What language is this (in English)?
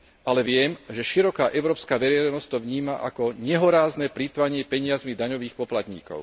Slovak